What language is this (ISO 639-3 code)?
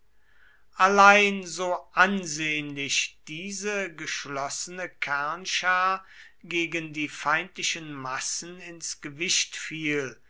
deu